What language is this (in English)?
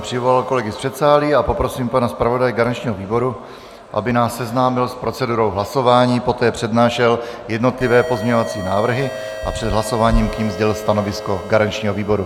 Czech